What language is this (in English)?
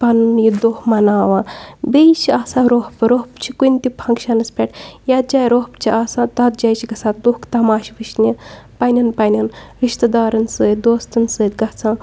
Kashmiri